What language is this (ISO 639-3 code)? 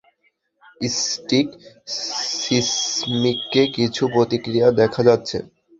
ben